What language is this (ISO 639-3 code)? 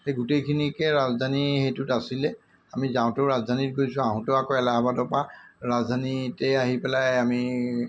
asm